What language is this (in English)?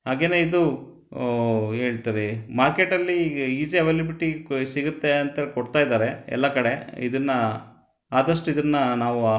Kannada